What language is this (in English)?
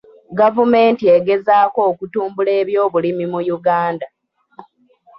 Ganda